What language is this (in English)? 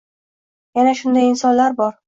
Uzbek